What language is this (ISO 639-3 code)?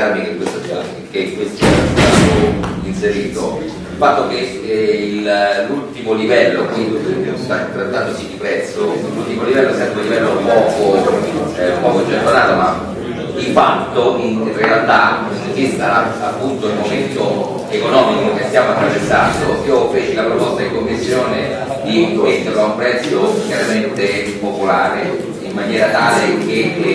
ita